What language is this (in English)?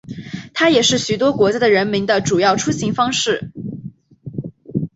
Chinese